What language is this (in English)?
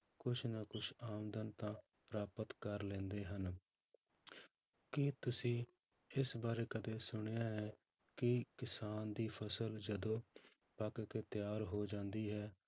Punjabi